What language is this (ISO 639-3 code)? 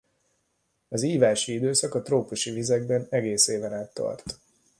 hun